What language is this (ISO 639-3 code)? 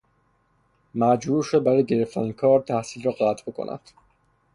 fas